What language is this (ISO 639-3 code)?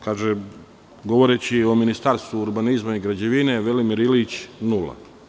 srp